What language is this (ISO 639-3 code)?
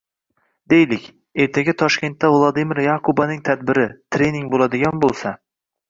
uzb